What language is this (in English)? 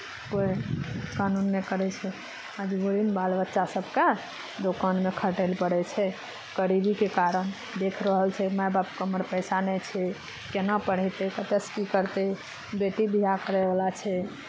Maithili